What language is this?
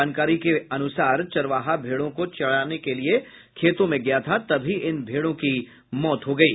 Hindi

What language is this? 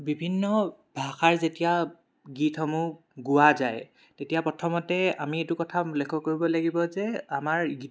Assamese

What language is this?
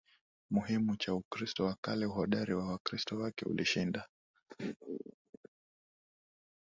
Swahili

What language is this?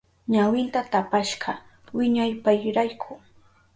Southern Pastaza Quechua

